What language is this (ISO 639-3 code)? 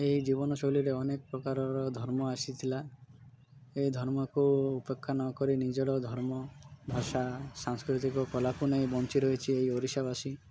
ori